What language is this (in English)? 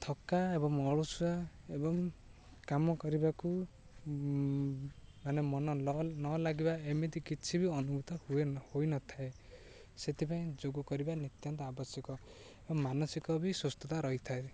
Odia